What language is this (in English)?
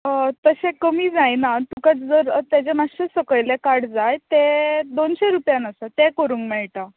Konkani